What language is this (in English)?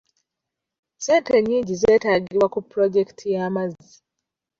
Ganda